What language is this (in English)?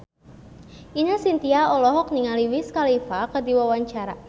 Sundanese